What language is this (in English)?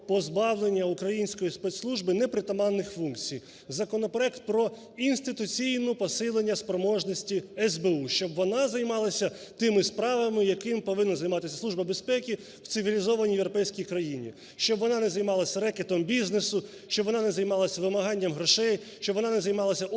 Ukrainian